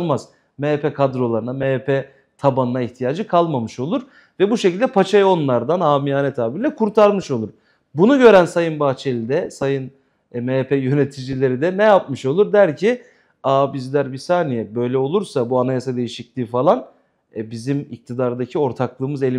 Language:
Turkish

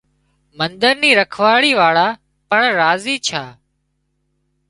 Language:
Wadiyara Koli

